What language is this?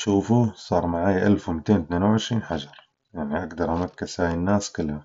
Arabic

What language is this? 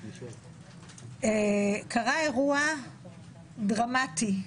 Hebrew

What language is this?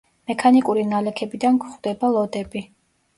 Georgian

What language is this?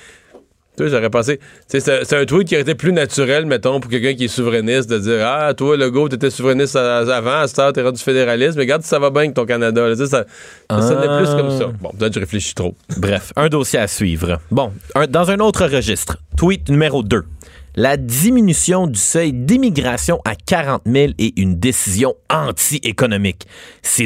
French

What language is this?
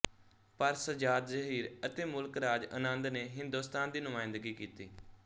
Punjabi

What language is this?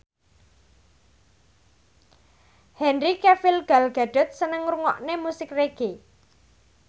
Javanese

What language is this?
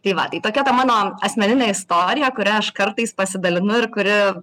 Lithuanian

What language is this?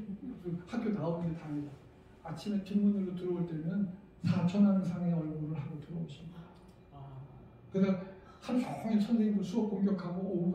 Korean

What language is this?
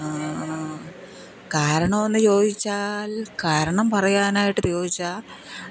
Malayalam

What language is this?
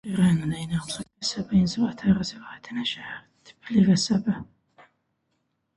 Azerbaijani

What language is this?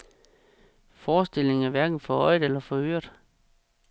Danish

